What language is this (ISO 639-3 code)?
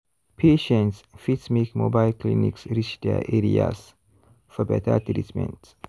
pcm